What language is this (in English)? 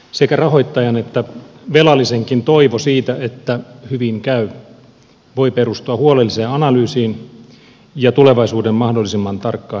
Finnish